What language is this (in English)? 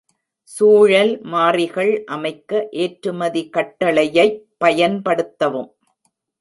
Tamil